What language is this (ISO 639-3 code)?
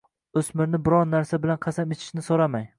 uzb